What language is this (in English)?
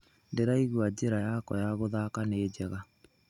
Kikuyu